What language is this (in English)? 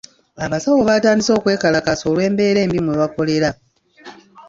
Ganda